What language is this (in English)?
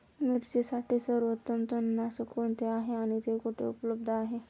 Marathi